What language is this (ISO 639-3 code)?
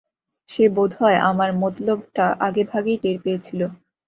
ben